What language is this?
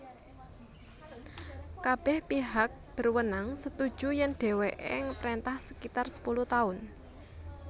Javanese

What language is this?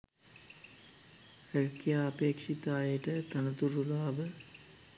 Sinhala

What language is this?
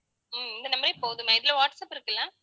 Tamil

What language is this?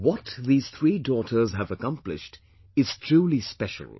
English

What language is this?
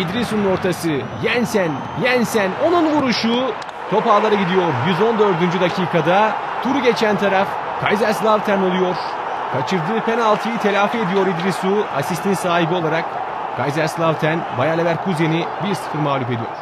Turkish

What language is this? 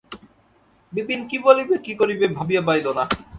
Bangla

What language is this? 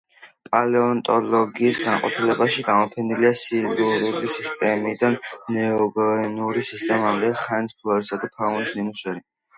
Georgian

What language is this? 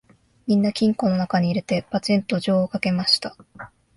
Japanese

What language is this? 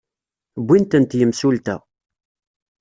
Kabyle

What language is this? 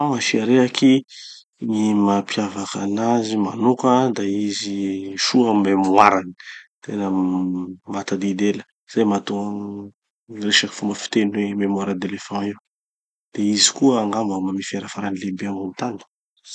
Tanosy Malagasy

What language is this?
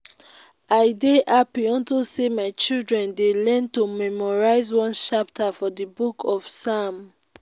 Nigerian Pidgin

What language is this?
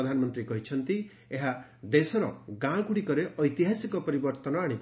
Odia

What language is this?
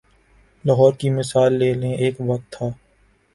Urdu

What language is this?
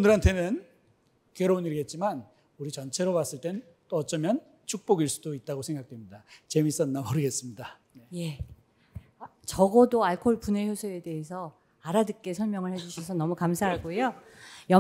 Korean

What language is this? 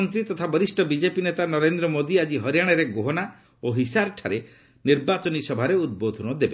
Odia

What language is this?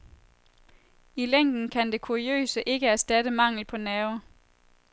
Danish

